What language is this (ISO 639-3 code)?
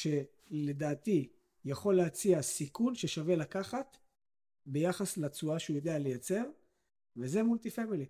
heb